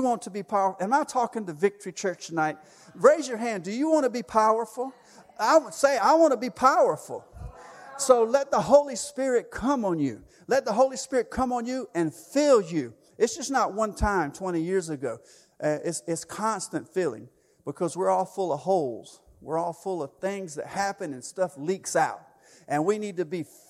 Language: English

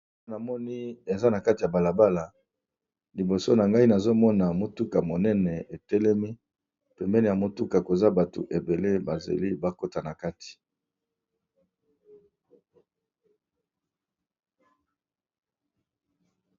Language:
Lingala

